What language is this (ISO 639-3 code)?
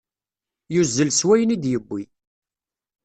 kab